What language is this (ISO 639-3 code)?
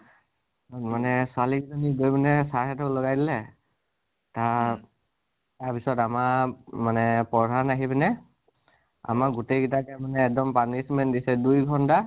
asm